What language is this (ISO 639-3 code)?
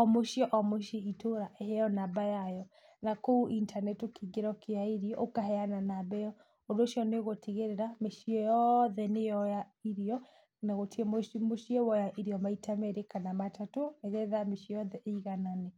kik